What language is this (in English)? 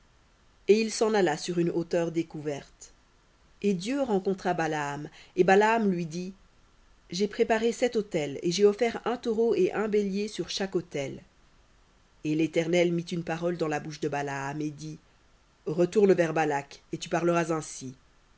French